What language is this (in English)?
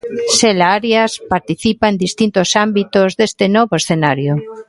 Galician